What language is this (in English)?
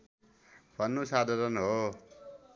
Nepali